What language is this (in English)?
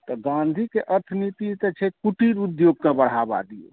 Maithili